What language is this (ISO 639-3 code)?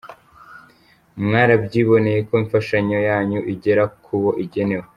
kin